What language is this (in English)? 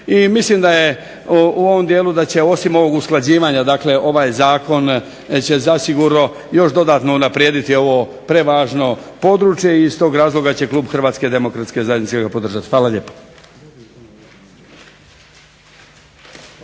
Croatian